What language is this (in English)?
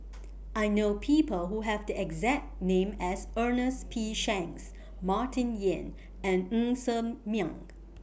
English